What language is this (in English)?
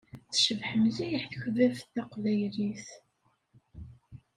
Kabyle